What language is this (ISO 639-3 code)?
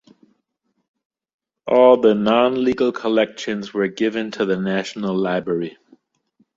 eng